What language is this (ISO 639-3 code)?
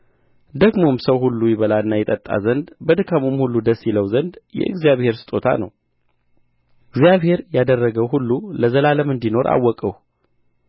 amh